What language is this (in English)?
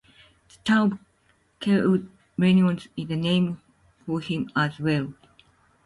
English